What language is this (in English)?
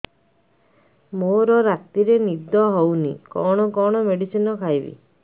Odia